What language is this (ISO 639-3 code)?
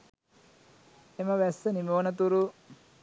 sin